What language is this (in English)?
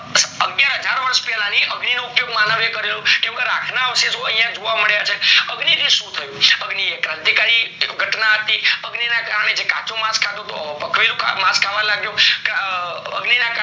Gujarati